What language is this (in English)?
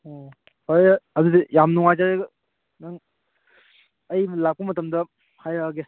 Manipuri